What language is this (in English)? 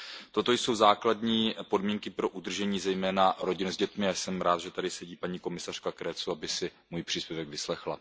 Czech